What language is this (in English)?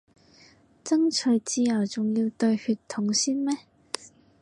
Cantonese